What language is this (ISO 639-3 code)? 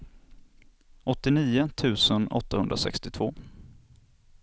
swe